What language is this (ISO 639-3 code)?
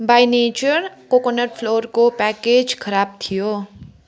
nep